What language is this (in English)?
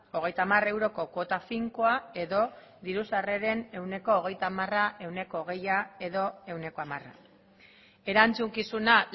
Basque